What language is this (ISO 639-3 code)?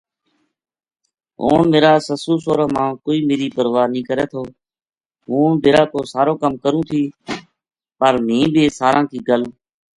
gju